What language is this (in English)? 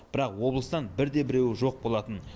Kazakh